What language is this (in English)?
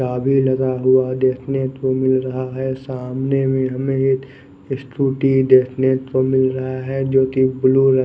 Hindi